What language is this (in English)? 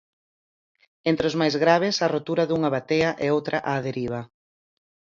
Galician